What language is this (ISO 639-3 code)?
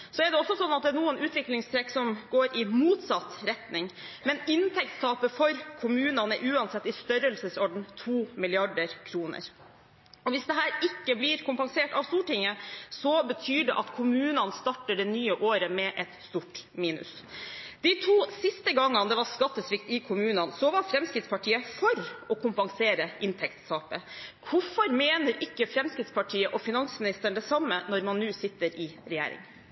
nob